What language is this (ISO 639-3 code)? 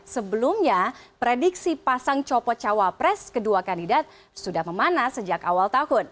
ind